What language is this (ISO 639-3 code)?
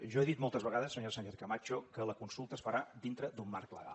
cat